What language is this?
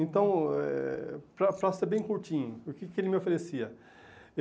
Portuguese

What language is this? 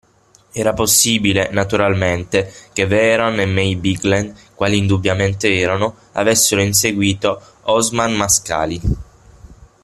Italian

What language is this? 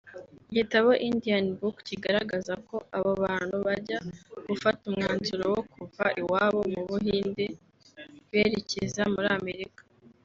Kinyarwanda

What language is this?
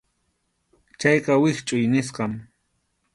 Arequipa-La Unión Quechua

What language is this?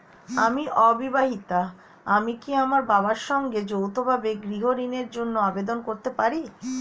Bangla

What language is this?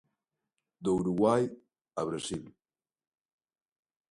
Galician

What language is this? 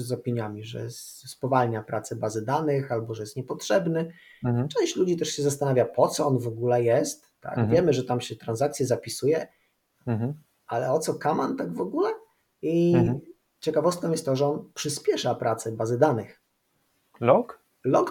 Polish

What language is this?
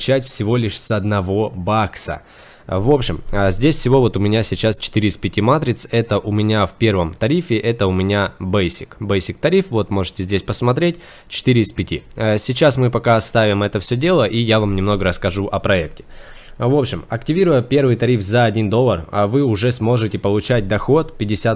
Russian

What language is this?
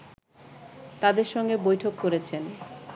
Bangla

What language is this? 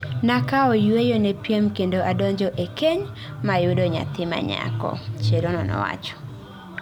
Luo (Kenya and Tanzania)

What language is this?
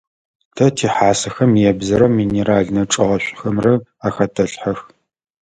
Adyghe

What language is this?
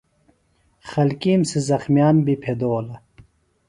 Phalura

